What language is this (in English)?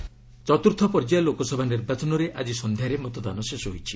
Odia